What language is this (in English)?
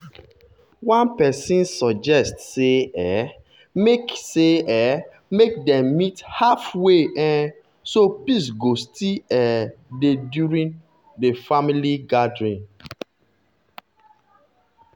Nigerian Pidgin